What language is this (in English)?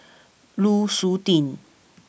English